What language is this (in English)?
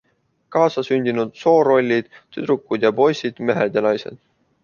Estonian